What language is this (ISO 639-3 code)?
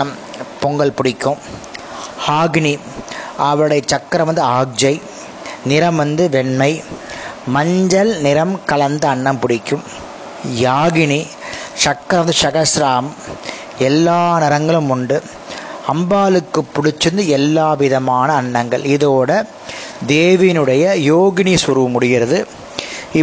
tam